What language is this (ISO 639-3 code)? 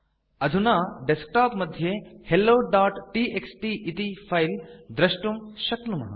san